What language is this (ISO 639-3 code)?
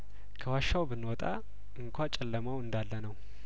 amh